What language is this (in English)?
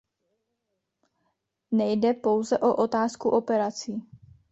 Czech